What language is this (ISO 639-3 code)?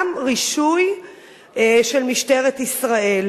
heb